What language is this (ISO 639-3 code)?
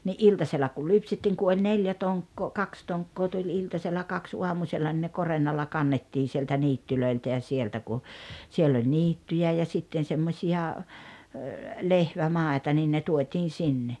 fin